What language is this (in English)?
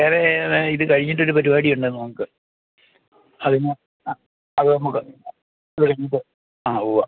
Malayalam